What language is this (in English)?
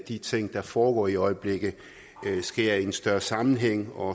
Danish